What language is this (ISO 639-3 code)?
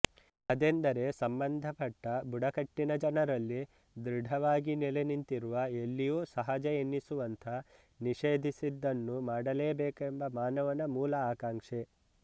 kan